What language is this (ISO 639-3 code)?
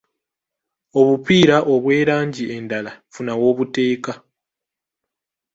lug